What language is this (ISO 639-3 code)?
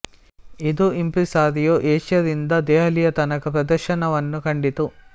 kan